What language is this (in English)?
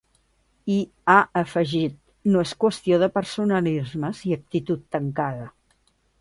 Catalan